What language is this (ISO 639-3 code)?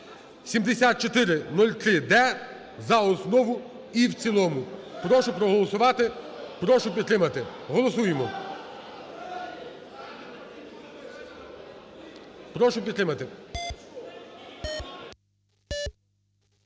ukr